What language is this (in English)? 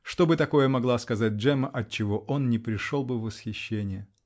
Russian